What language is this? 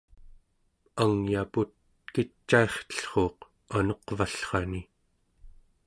Central Yupik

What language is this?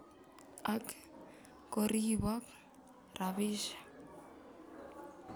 Kalenjin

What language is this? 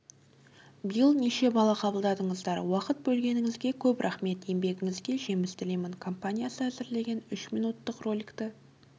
Kazakh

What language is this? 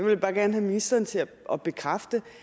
Danish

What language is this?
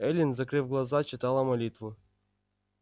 Russian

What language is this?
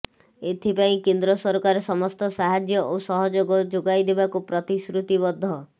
Odia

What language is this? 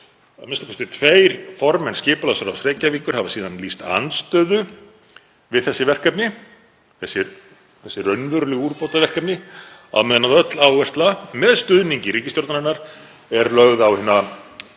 Icelandic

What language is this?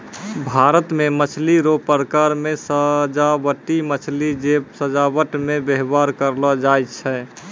Maithili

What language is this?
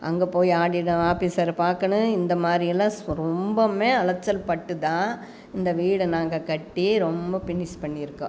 Tamil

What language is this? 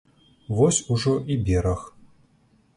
Belarusian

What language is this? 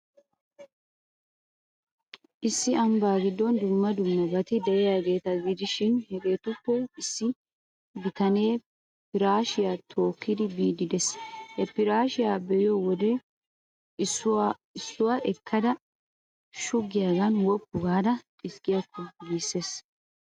Wolaytta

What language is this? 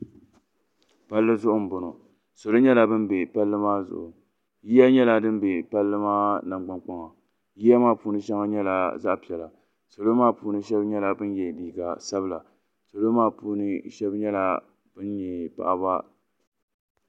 Dagbani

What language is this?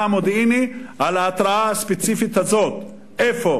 Hebrew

